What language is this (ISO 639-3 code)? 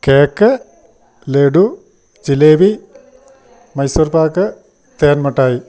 mal